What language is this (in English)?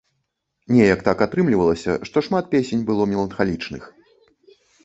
Belarusian